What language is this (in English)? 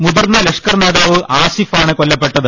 Malayalam